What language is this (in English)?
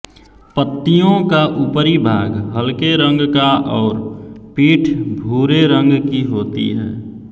Hindi